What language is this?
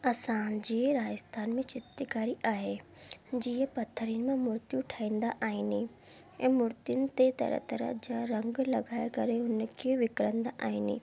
Sindhi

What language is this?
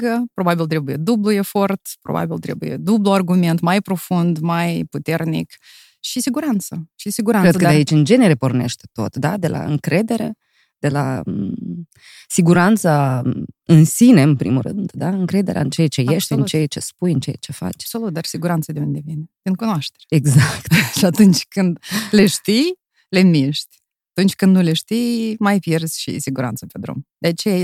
Romanian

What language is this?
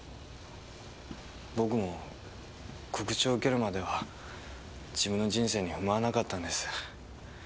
Japanese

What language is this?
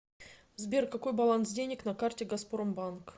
Russian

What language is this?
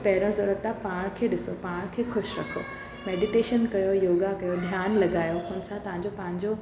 Sindhi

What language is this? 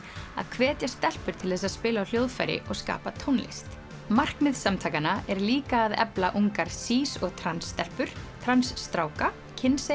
Icelandic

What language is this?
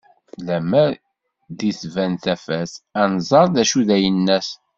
Kabyle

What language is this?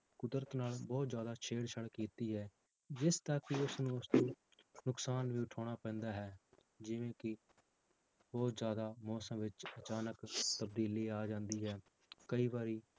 Punjabi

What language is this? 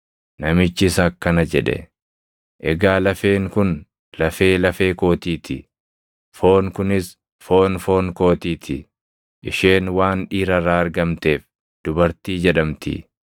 Oromo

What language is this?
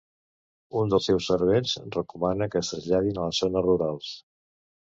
Catalan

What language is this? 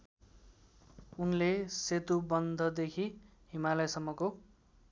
Nepali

